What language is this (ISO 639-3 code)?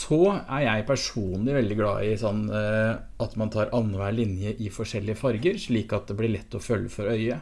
nor